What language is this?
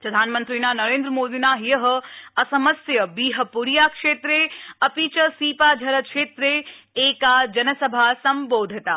Sanskrit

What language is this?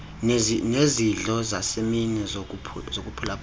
Xhosa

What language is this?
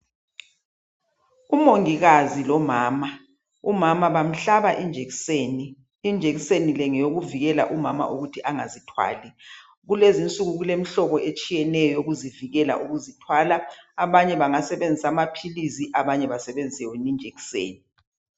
North Ndebele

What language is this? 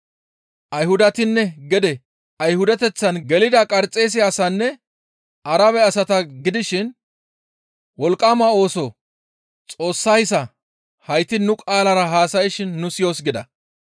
Gamo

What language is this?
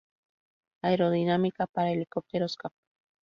Spanish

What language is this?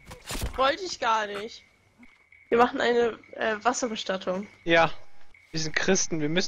German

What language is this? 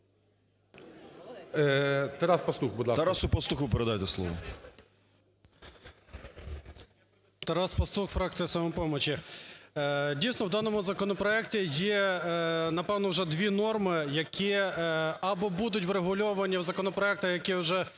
Ukrainian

